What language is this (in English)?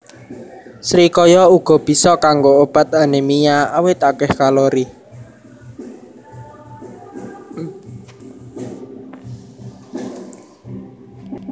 Javanese